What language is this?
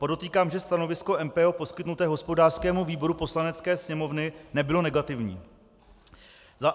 Czech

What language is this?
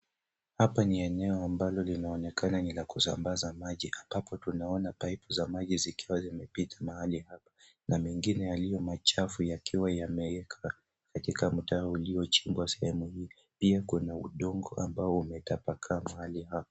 Swahili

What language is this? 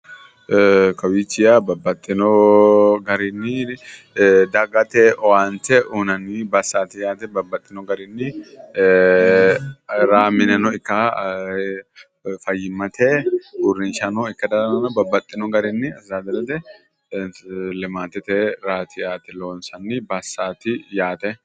Sidamo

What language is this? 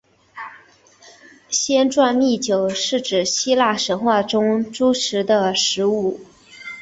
Chinese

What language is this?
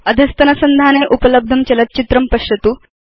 Sanskrit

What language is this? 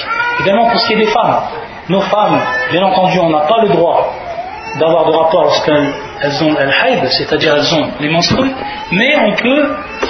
French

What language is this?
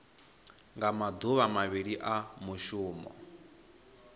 Venda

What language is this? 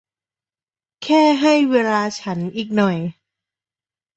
Thai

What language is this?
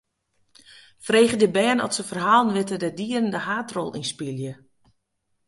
Western Frisian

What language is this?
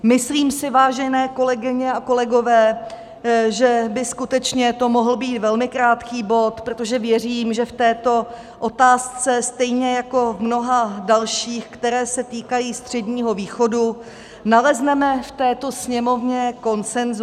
Czech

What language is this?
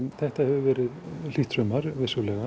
Icelandic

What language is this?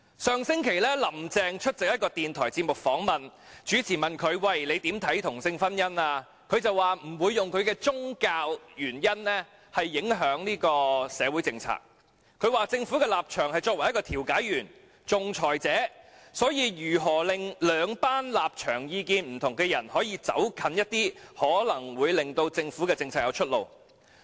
Cantonese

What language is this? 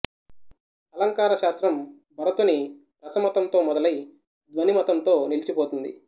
Telugu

